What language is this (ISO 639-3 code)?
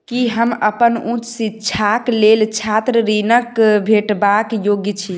mai